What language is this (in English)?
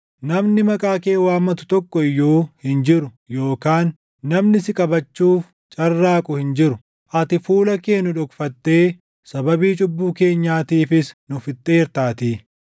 Oromo